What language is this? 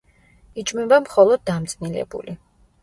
Georgian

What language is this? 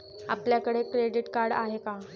Marathi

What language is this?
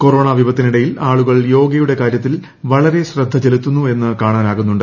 Malayalam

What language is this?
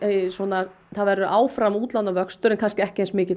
Icelandic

